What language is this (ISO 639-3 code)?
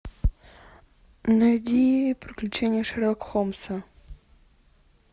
rus